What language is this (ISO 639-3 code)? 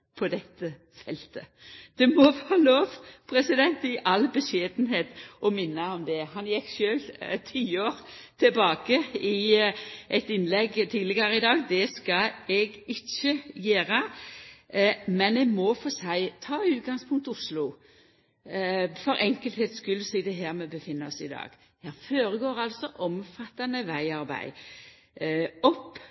nno